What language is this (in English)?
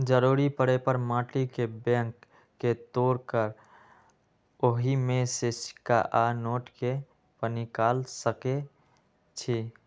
Magahi